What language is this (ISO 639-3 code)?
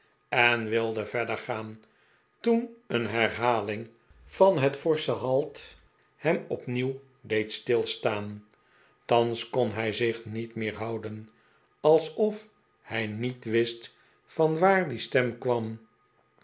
nld